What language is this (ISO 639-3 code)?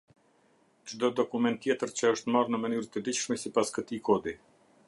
sqi